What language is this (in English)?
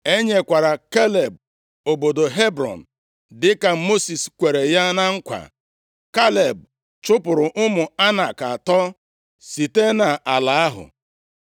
Igbo